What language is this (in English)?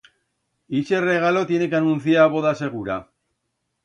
Aragonese